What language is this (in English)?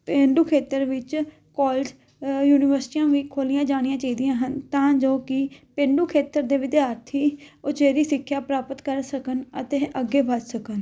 Punjabi